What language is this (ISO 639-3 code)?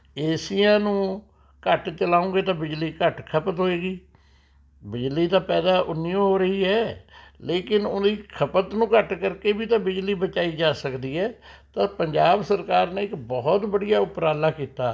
pan